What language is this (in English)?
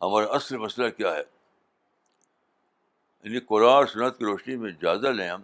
Urdu